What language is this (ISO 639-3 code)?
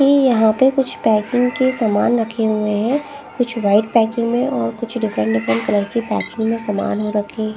hin